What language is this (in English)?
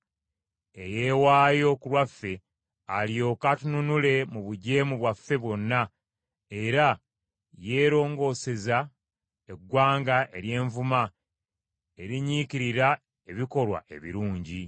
Ganda